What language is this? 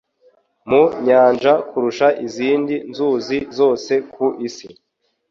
Kinyarwanda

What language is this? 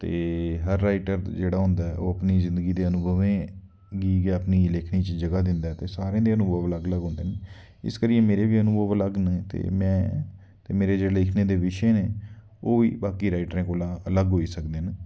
Dogri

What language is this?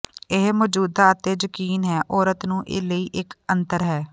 Punjabi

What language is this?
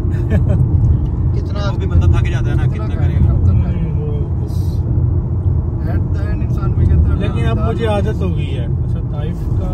Hindi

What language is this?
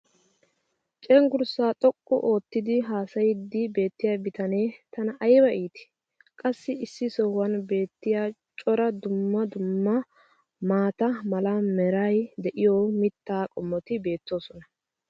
Wolaytta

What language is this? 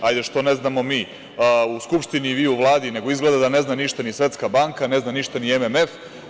Serbian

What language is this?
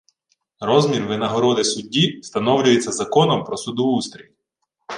Ukrainian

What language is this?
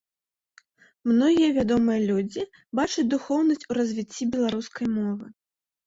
Belarusian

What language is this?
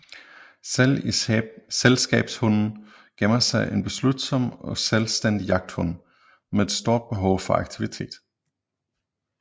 Danish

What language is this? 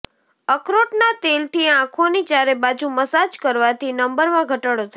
Gujarati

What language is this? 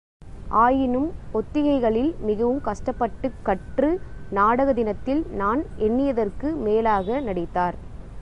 Tamil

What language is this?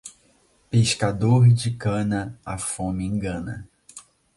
Portuguese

